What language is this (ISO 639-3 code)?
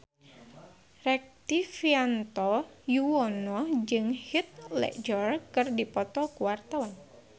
sun